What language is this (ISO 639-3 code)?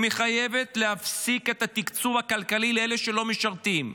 heb